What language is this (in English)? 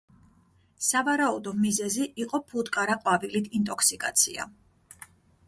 Georgian